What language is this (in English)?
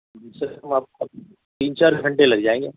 Urdu